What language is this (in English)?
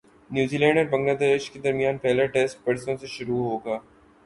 Urdu